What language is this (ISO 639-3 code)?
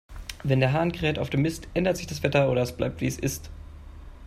deu